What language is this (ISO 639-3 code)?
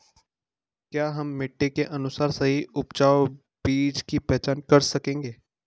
hin